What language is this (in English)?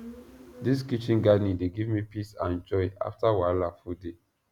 Nigerian Pidgin